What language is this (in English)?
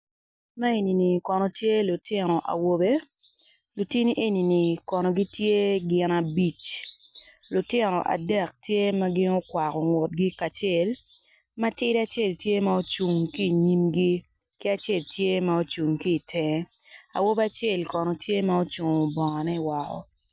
Acoli